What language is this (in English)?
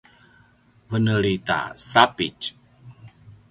Paiwan